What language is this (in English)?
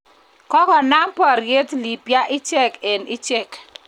Kalenjin